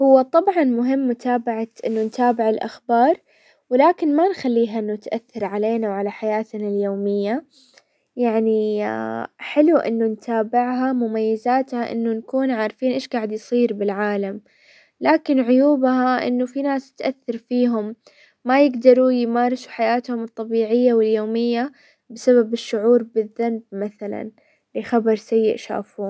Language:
Hijazi Arabic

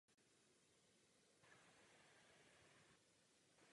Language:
Czech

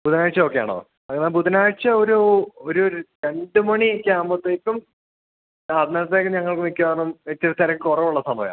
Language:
Malayalam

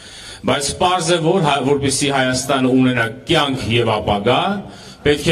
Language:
Turkish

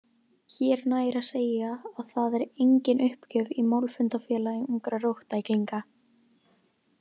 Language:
Icelandic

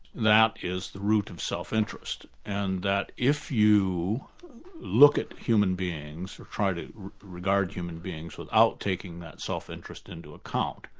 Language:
English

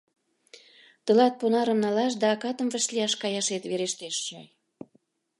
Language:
Mari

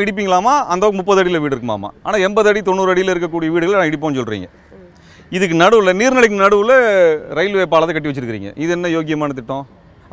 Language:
Tamil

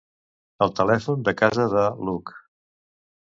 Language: Catalan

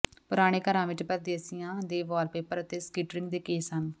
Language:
Punjabi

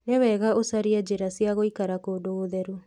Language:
Kikuyu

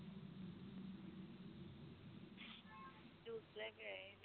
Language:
Punjabi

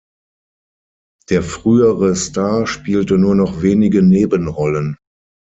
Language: German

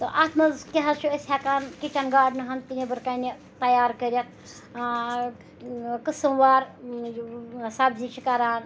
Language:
Kashmiri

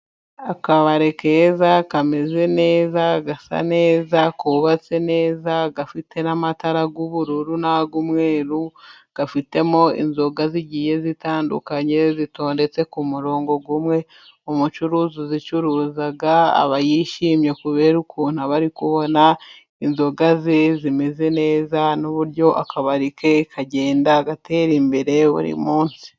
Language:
Kinyarwanda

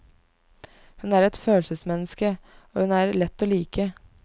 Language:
Norwegian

